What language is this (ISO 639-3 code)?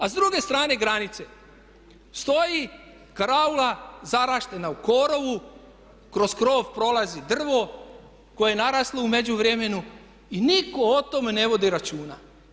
hrv